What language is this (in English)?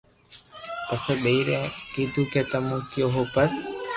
Loarki